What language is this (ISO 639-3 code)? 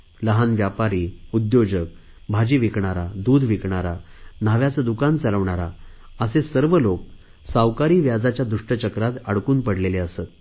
mar